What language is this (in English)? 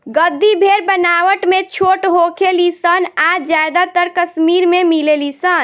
Bhojpuri